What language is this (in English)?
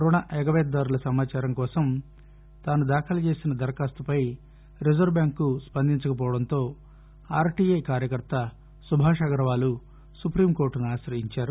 Telugu